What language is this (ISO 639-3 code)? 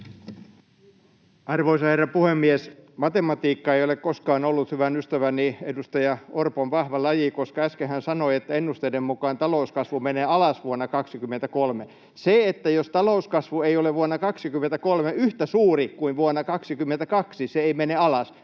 fin